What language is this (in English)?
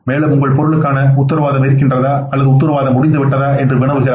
Tamil